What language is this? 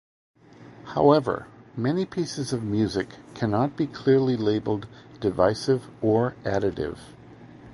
English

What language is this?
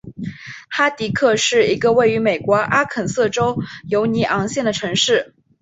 Chinese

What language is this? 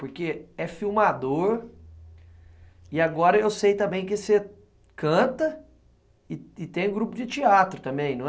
Portuguese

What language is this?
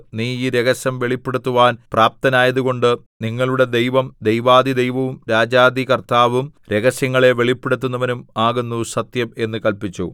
Malayalam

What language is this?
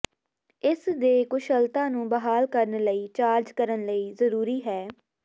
Punjabi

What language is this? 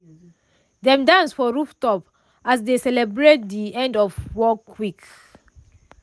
Nigerian Pidgin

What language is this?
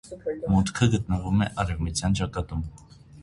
Armenian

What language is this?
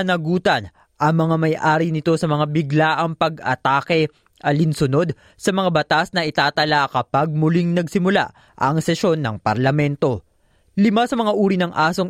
Filipino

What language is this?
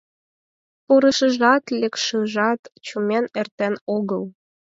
Mari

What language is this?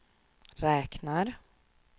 Swedish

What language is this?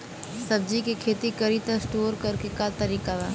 Bhojpuri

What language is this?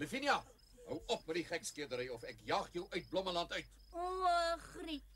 Dutch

